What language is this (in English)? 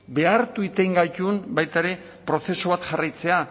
Basque